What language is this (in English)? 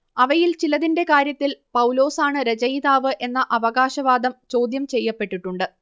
Malayalam